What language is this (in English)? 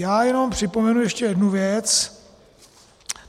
Czech